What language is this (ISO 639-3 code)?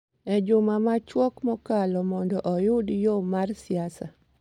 luo